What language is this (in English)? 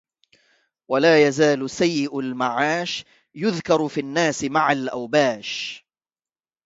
Arabic